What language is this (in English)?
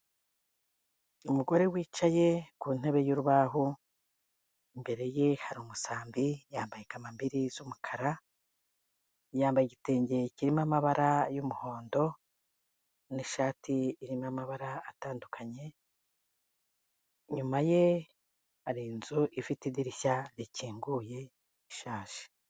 Kinyarwanda